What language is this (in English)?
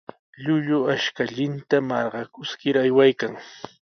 Sihuas Ancash Quechua